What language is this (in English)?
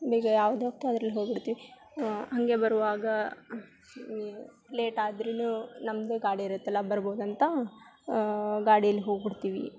Kannada